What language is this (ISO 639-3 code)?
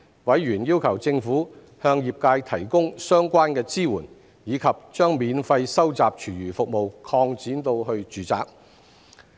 yue